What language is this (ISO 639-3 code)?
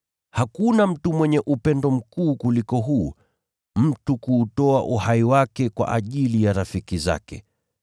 swa